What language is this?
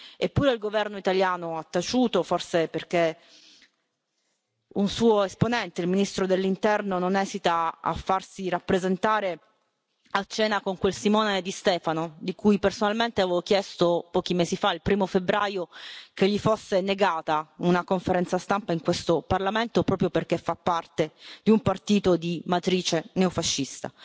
Italian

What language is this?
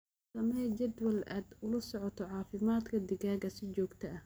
Somali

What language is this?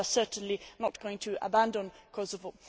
English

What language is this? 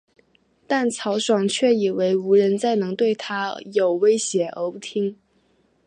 Chinese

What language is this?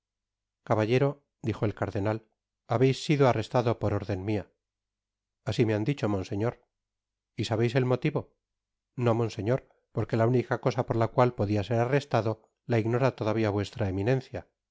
Spanish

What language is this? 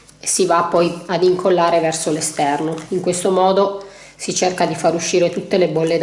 Italian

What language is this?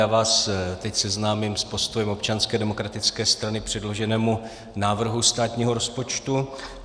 Czech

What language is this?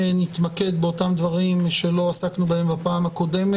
Hebrew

